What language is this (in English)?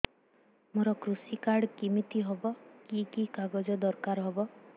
Odia